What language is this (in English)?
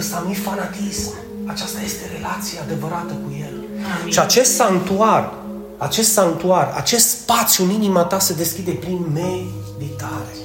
Romanian